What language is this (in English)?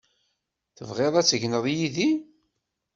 Kabyle